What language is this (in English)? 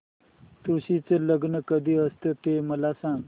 Marathi